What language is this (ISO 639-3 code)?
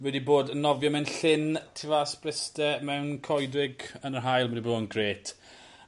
cym